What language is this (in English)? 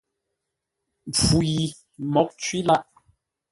Ngombale